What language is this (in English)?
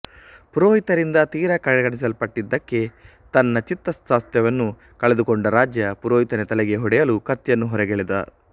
Kannada